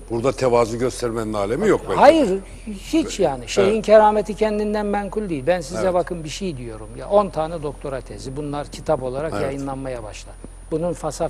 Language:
Turkish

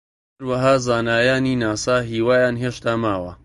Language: Central Kurdish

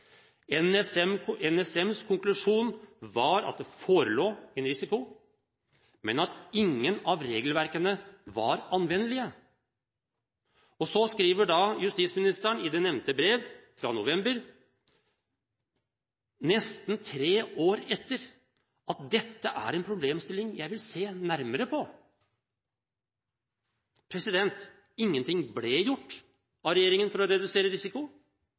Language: Norwegian Bokmål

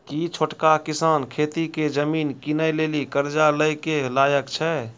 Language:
Maithili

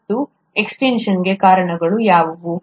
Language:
Kannada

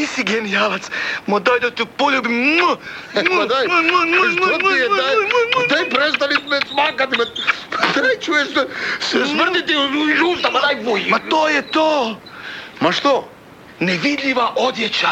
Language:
Croatian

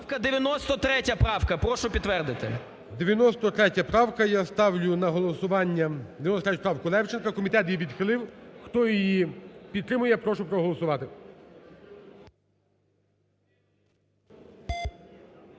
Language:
Ukrainian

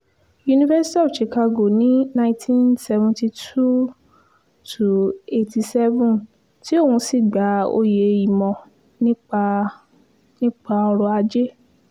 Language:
Yoruba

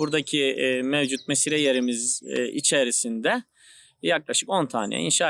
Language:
Turkish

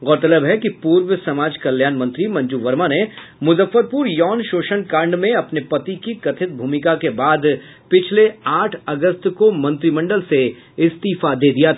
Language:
Hindi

